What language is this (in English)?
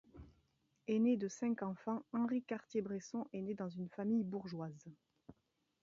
French